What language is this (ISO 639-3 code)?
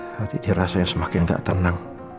ind